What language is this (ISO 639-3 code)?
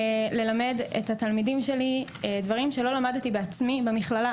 heb